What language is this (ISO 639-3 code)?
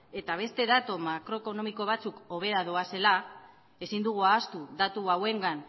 eus